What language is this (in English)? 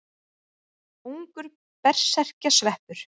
Icelandic